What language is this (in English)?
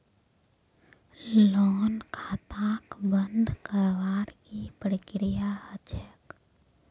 Magahi